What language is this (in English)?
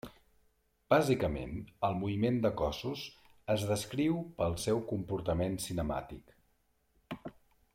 Catalan